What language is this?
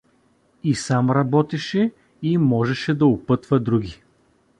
Bulgarian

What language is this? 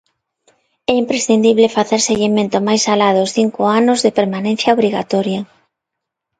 Galician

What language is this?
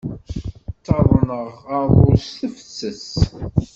Kabyle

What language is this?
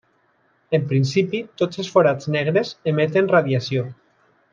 Catalan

